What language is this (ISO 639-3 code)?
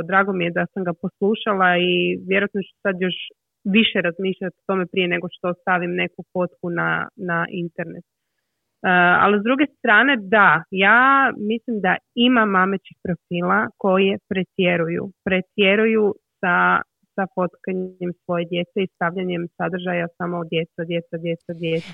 hrv